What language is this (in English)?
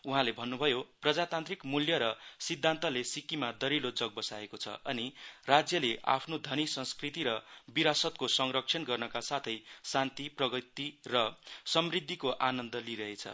Nepali